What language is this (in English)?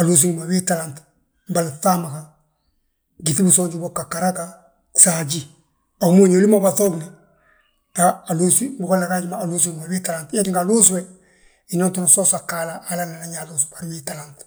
Balanta-Ganja